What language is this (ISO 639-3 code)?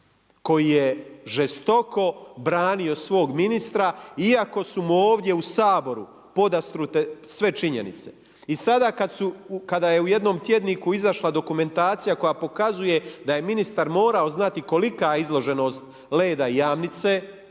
hrv